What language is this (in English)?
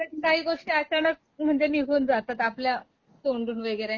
Marathi